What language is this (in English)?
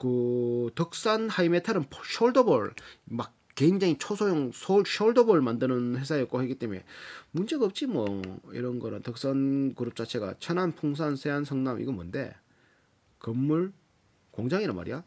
Korean